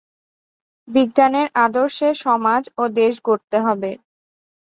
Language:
Bangla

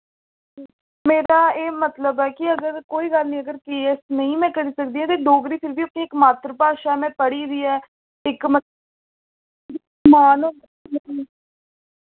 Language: Dogri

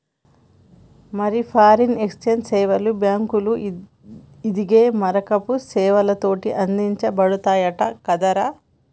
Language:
Telugu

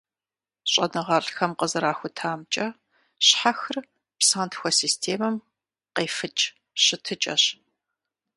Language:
Kabardian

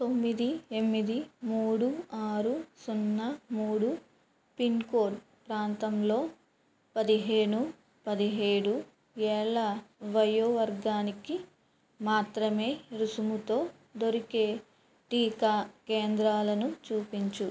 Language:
Telugu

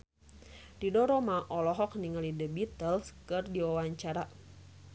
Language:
Sundanese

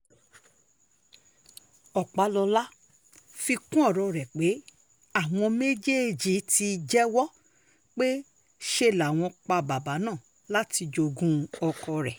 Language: Yoruba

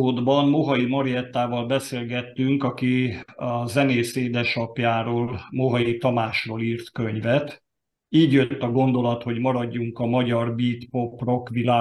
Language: Hungarian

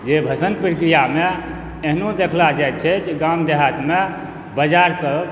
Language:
Maithili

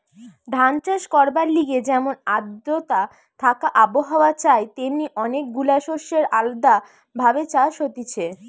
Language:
Bangla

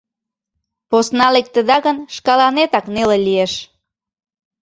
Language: Mari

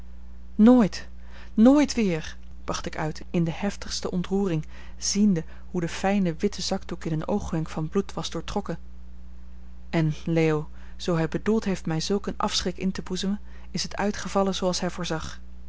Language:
Dutch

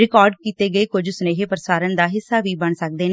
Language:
Punjabi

